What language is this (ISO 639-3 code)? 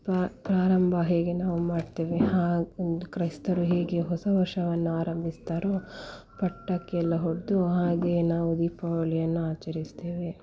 kan